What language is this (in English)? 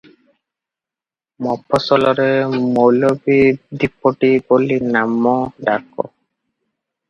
Odia